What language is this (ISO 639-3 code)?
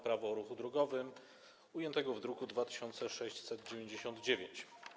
pol